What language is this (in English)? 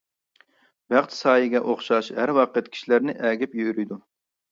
Uyghur